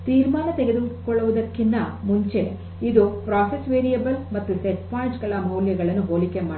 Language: Kannada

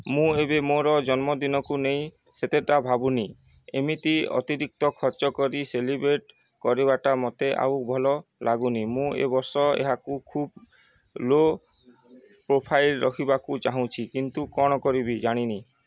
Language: Odia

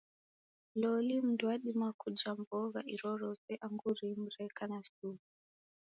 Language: Taita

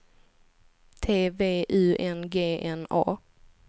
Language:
Swedish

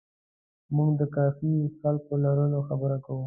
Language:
Pashto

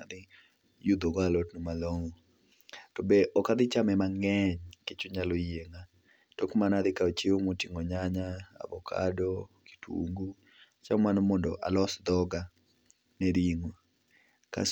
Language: Luo (Kenya and Tanzania)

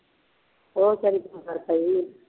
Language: Punjabi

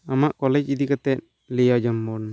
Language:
Santali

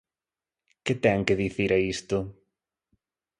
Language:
Galician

